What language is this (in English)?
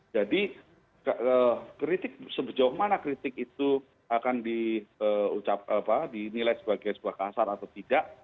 Indonesian